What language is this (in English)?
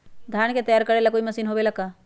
Magahi